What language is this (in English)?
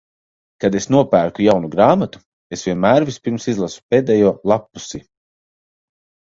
Latvian